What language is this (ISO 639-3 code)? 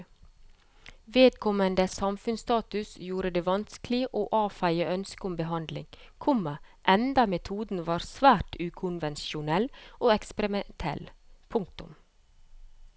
nor